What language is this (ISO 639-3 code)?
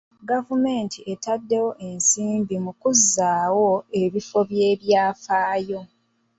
lug